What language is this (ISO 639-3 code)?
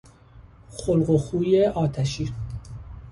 fas